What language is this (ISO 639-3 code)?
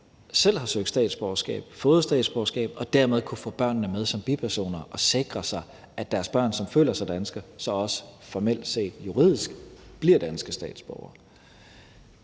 dan